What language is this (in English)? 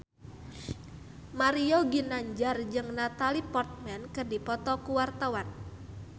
Sundanese